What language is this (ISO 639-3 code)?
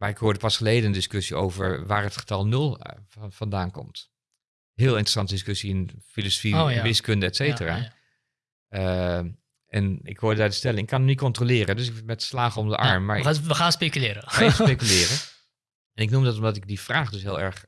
nld